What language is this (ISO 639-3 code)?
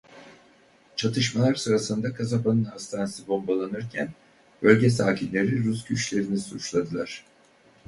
tur